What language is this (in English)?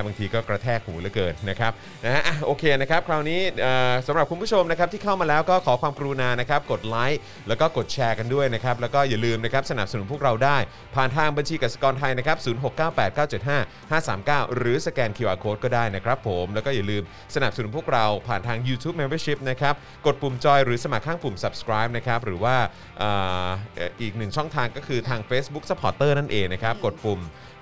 Thai